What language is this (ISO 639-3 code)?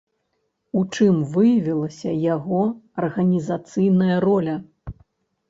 bel